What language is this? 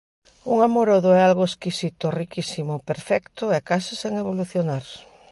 Galician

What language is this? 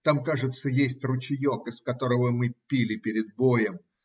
Russian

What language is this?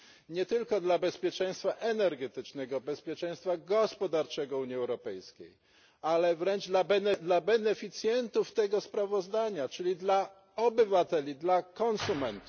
Polish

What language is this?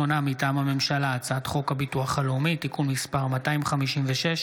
Hebrew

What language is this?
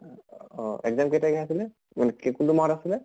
Assamese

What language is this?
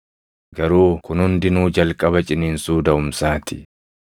Oromo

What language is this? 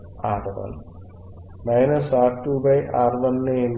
Telugu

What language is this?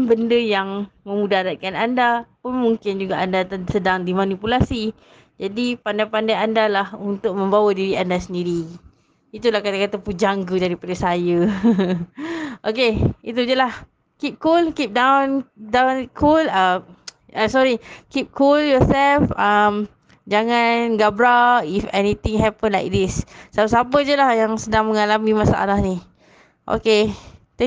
Malay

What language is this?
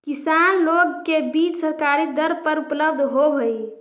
Magahi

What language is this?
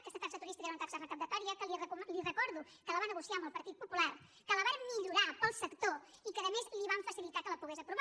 Catalan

